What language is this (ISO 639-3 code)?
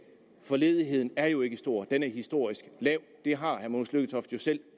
dan